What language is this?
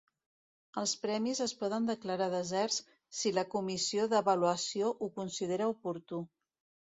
Catalan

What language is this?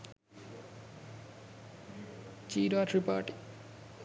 Sinhala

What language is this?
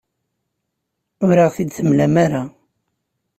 Kabyle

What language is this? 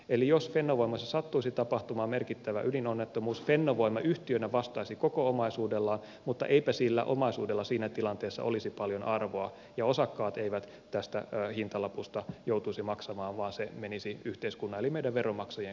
Finnish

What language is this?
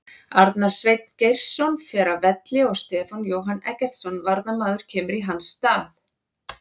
Icelandic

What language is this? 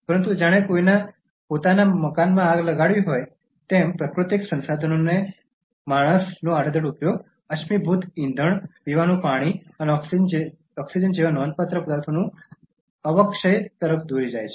Gujarati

